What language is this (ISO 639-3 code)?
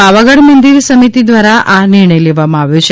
guj